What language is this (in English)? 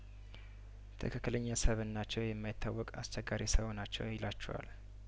Amharic